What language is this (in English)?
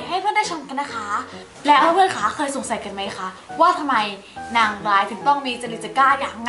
Thai